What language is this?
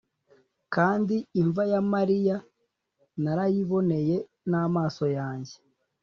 Kinyarwanda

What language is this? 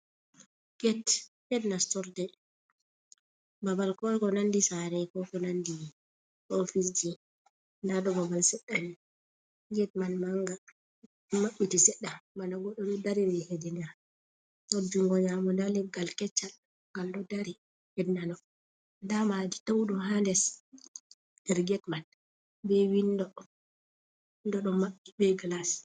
Fula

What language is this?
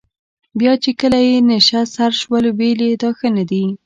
Pashto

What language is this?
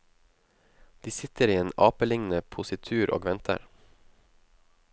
Norwegian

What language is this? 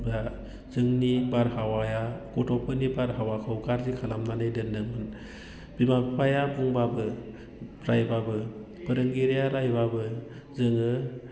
Bodo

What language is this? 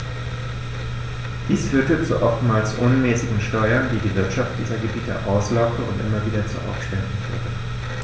German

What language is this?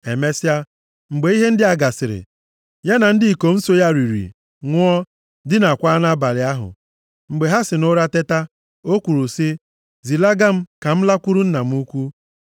Igbo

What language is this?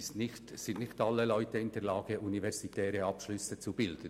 Swiss German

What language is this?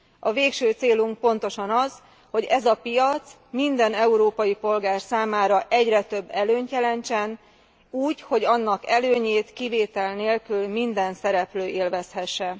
Hungarian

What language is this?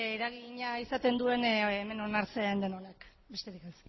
Basque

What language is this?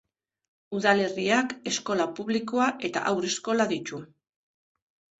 Basque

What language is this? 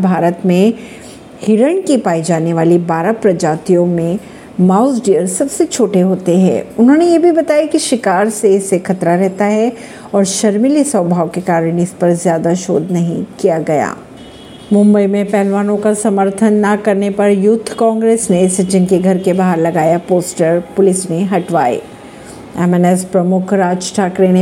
Hindi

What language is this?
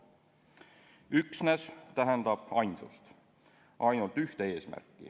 Estonian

